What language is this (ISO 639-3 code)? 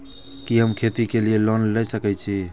mai